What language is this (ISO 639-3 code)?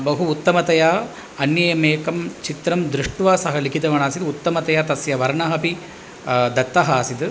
san